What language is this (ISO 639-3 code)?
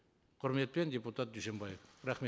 kaz